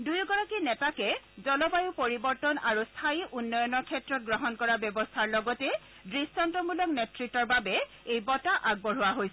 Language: Assamese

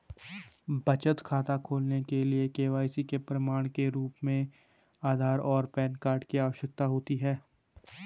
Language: Hindi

